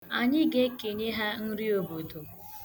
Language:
Igbo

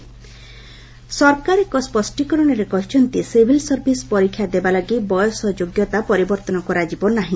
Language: Odia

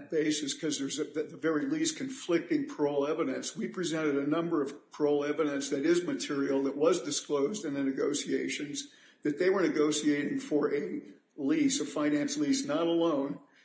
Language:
English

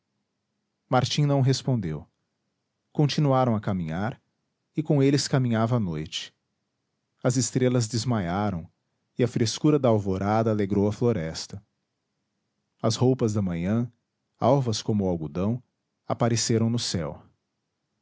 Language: Portuguese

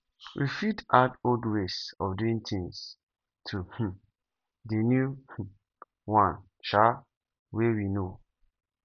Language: Nigerian Pidgin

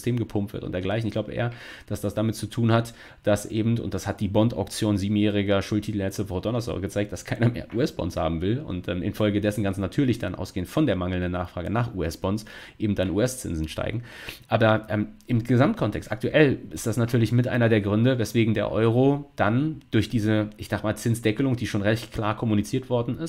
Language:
German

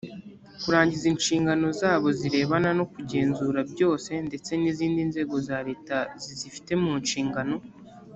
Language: Kinyarwanda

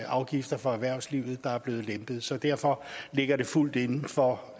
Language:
Danish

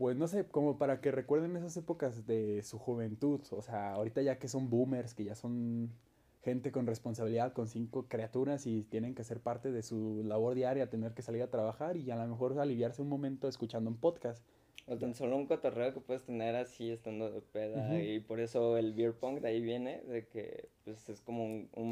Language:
Spanish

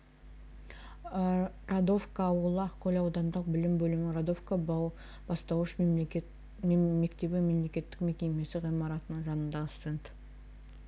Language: Kazakh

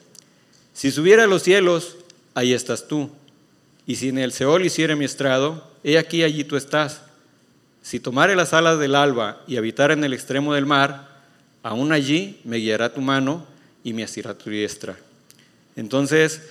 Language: Spanish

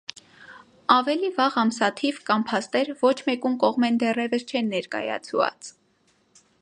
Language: Armenian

